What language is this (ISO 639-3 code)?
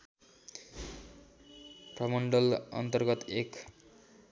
nep